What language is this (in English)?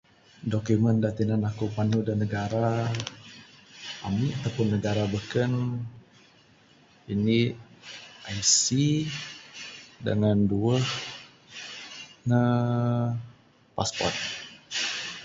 Bukar-Sadung Bidayuh